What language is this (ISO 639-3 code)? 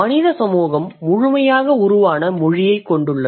tam